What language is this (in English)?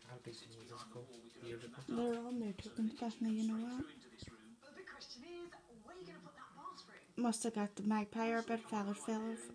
English